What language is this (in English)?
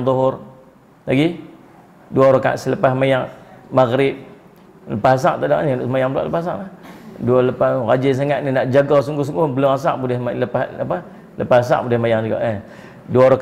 Malay